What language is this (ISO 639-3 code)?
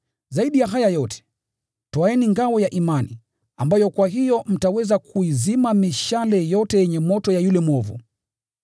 swa